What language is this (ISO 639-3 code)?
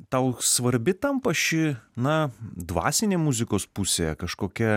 lit